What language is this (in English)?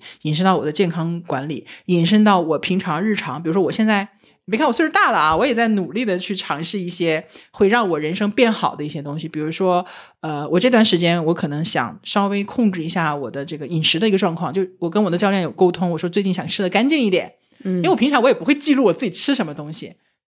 Chinese